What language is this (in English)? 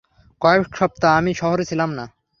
Bangla